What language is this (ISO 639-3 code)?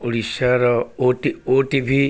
ori